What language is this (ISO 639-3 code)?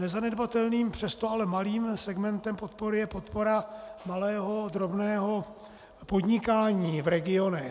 ces